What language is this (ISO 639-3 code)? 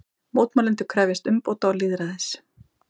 isl